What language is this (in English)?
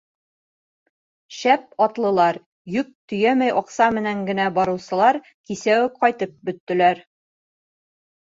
Bashkir